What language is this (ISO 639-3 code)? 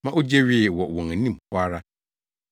aka